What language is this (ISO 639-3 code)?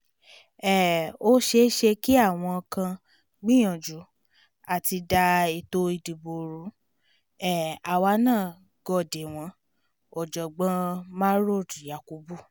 yor